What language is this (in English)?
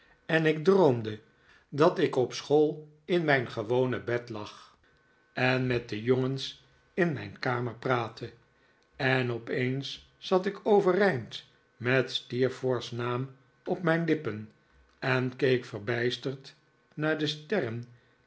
Dutch